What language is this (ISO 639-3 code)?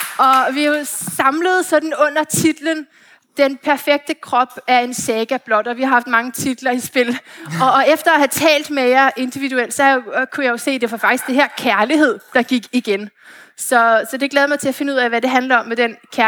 dan